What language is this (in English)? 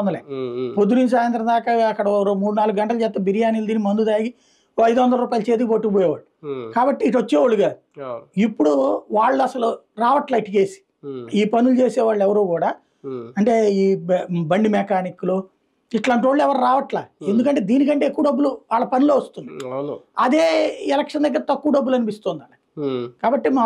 Telugu